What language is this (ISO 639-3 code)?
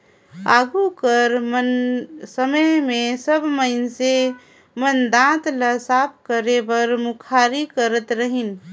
hne